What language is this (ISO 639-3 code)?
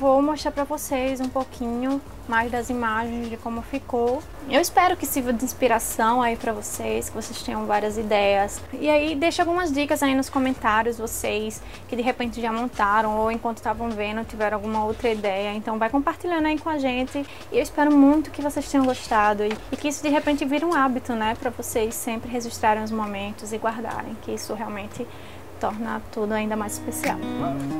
por